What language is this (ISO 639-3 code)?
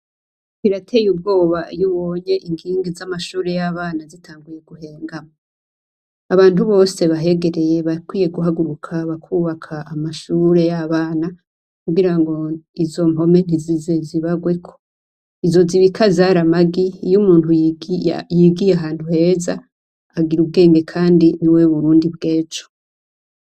run